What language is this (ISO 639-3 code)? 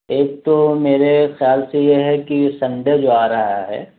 urd